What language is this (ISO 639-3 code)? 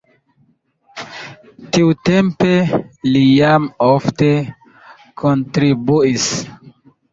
epo